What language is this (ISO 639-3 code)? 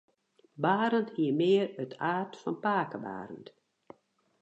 fry